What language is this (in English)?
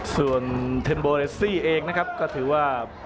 Thai